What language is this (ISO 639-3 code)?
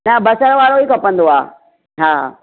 snd